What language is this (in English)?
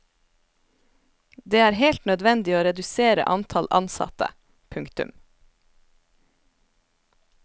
Norwegian